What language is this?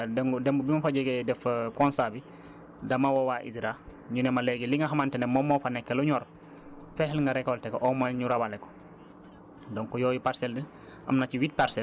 Wolof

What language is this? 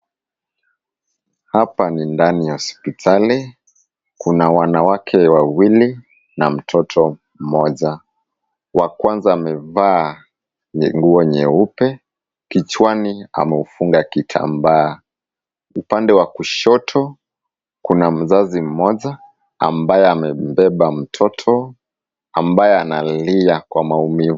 Swahili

